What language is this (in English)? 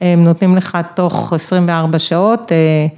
Hebrew